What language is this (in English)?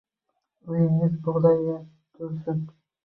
Uzbek